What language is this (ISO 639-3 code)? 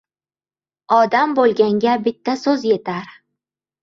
uzb